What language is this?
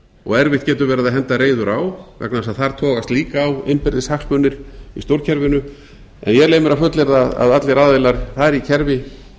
Icelandic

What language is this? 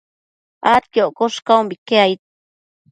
Matsés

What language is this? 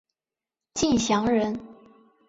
Chinese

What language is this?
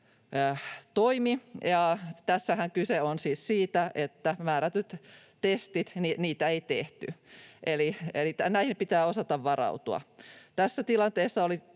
Finnish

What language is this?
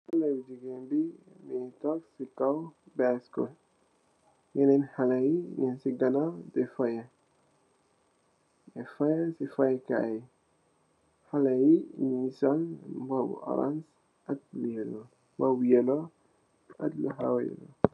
Wolof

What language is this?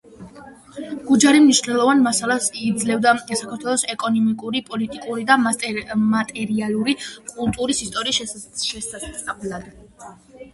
Georgian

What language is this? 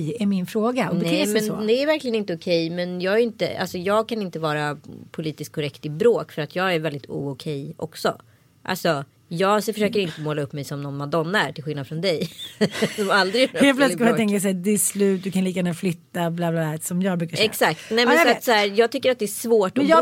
Swedish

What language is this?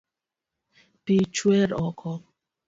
Luo (Kenya and Tanzania)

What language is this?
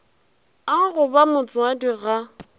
Northern Sotho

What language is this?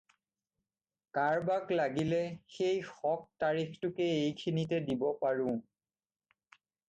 Assamese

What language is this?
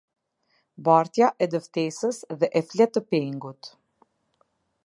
Albanian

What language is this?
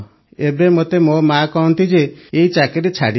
Odia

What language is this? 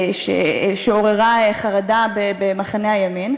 Hebrew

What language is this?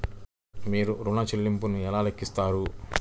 Telugu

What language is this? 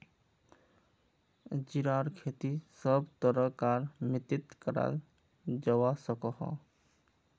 Magahi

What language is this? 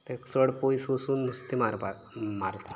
Konkani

